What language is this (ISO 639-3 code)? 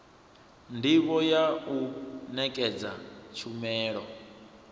ven